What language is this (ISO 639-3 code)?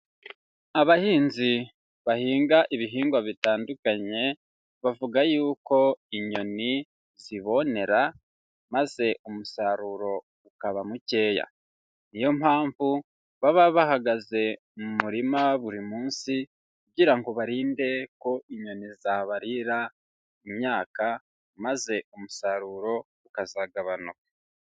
kin